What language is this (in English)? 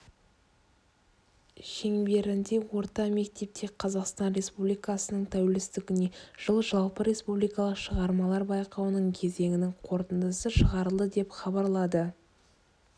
Kazakh